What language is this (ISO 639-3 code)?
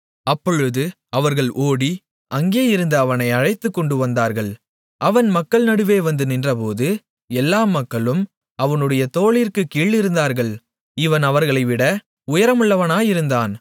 tam